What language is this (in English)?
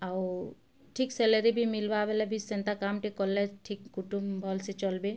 Odia